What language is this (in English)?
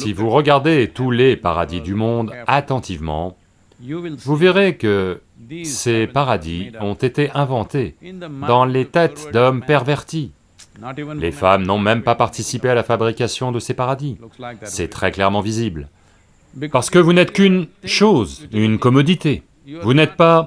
French